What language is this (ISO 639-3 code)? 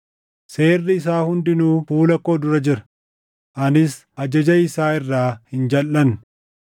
orm